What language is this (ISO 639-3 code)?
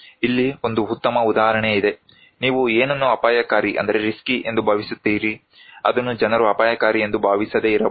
kan